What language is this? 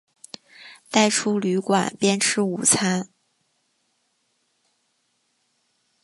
Chinese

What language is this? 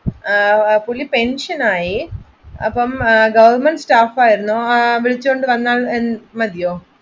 Malayalam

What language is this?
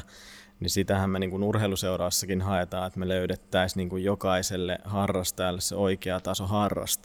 Finnish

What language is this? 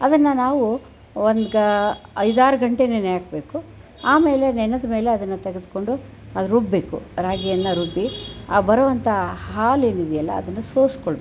Kannada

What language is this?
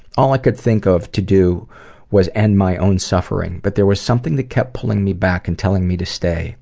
English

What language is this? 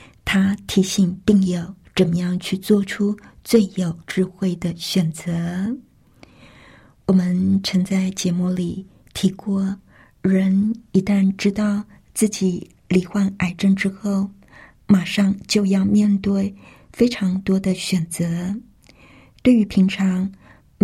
Chinese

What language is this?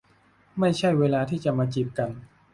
Thai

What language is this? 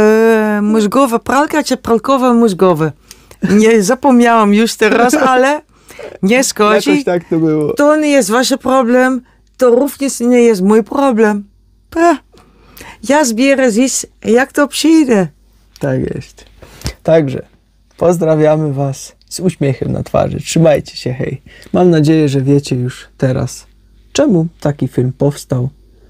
Polish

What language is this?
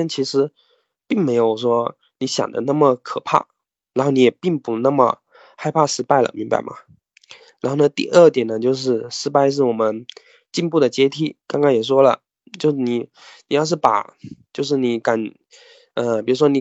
Chinese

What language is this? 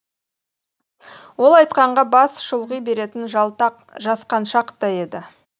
Kazakh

